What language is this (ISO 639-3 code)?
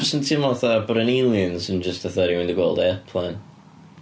cym